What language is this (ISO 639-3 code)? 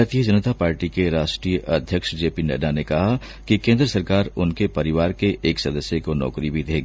hin